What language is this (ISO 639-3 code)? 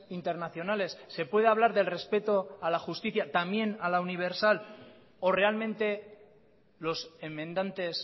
spa